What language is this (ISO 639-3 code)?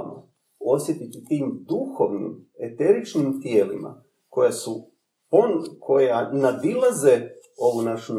hrv